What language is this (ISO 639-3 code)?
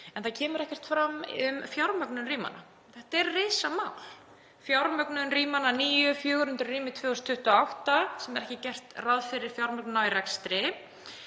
isl